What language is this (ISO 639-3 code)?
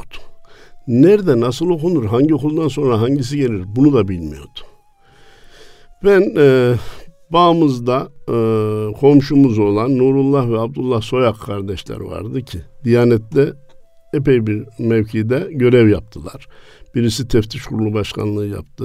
tur